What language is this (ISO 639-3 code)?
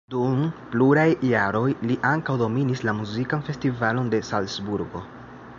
epo